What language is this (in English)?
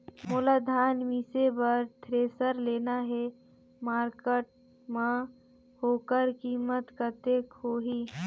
Chhattisgarhi